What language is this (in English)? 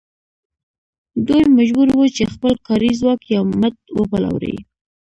Pashto